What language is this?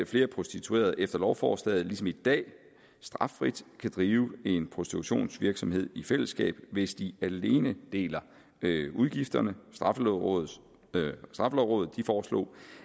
Danish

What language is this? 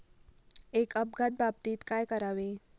Marathi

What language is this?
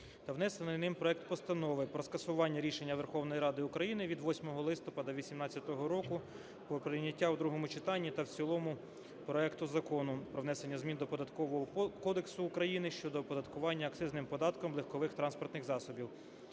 Ukrainian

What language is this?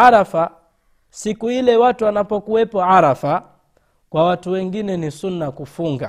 Swahili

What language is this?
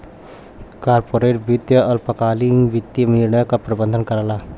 Bhojpuri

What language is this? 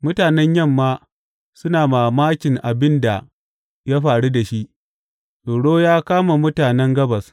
Hausa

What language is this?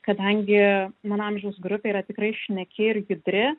Lithuanian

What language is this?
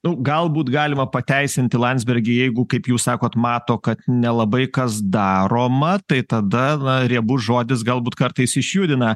Lithuanian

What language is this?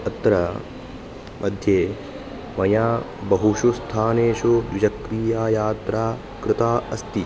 Sanskrit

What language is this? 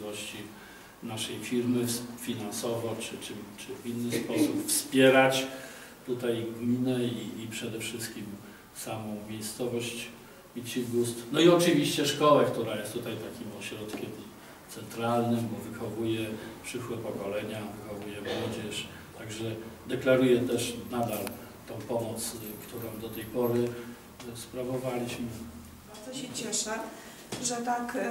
Polish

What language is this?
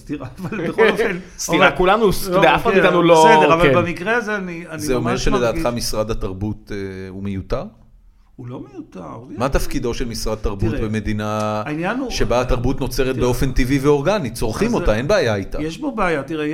Hebrew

